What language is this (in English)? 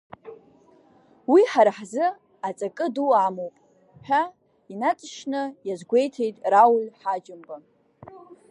Abkhazian